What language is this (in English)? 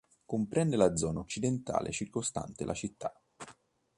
Italian